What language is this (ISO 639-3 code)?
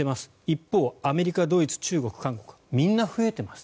jpn